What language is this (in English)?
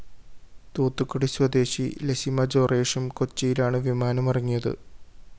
Malayalam